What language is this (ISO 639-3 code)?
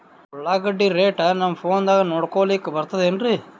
kan